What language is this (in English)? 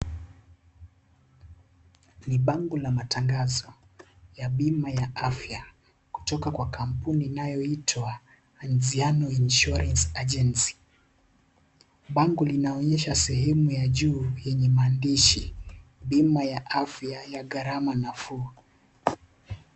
Swahili